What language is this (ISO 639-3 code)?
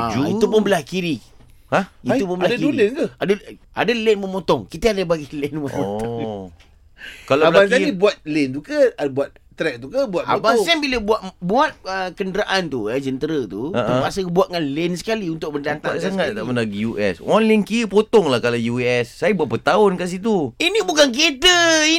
msa